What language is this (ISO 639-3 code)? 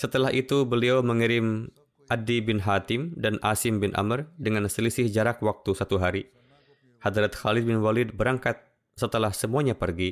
ind